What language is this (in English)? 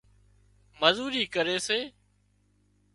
Wadiyara Koli